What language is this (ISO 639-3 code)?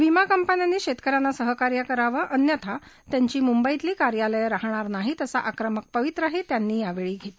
mar